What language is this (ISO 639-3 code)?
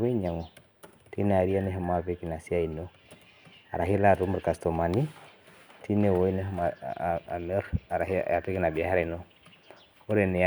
mas